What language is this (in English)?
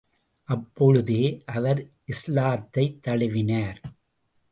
Tamil